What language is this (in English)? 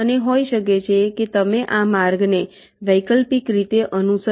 Gujarati